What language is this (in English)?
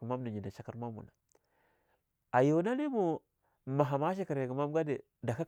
Longuda